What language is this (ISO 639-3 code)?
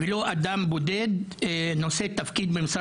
heb